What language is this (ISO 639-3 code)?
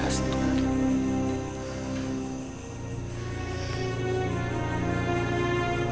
ind